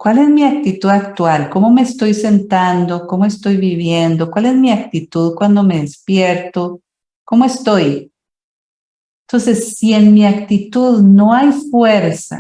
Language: Spanish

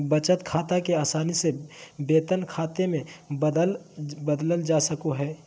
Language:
Magahi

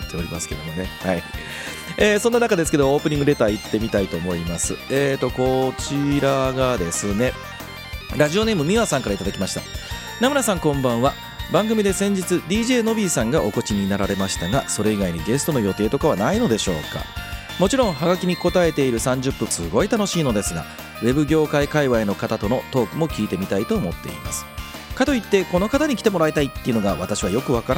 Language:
Japanese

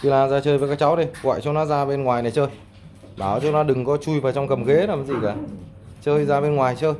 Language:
Vietnamese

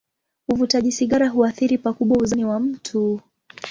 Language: Swahili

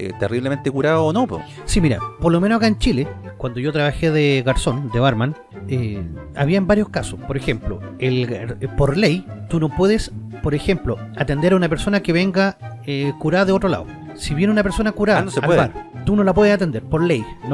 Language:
Spanish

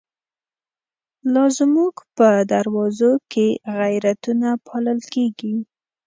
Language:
Pashto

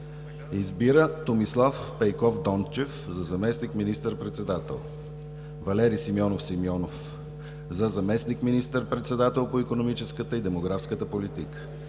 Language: Bulgarian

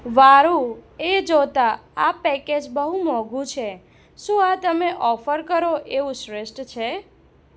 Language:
Gujarati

